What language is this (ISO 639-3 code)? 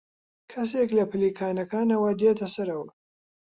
ckb